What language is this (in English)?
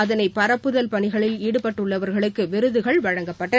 Tamil